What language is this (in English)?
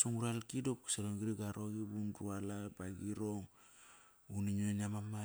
Kairak